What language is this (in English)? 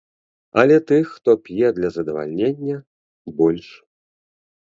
Belarusian